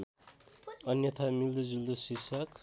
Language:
Nepali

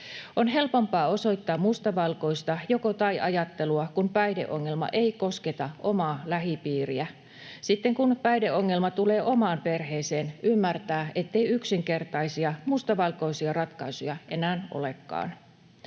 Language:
Finnish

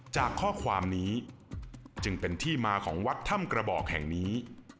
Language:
Thai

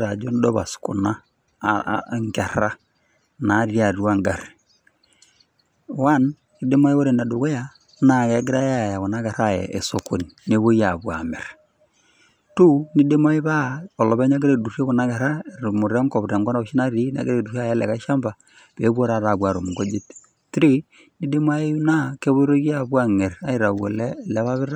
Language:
Masai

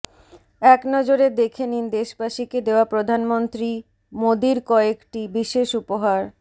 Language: Bangla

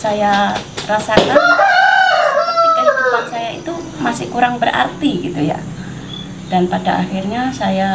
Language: Indonesian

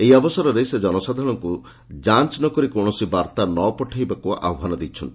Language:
Odia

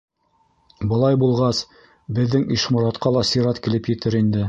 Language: Bashkir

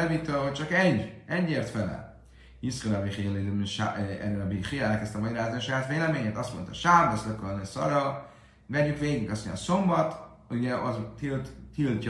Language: Hungarian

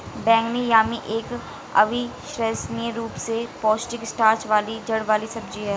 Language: Hindi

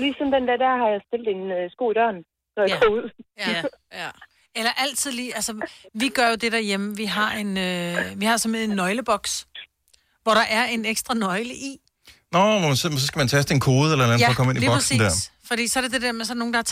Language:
Danish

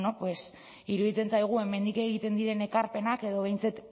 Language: Basque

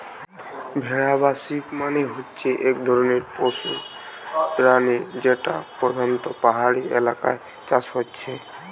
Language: Bangla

